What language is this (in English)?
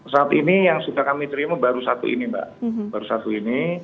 Indonesian